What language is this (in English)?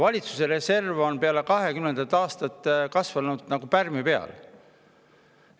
Estonian